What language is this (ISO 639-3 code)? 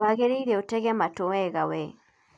kik